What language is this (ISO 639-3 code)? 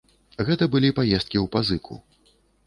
bel